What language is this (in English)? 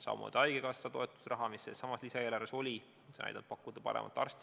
Estonian